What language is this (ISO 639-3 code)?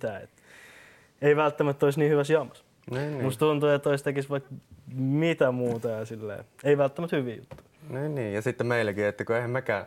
fin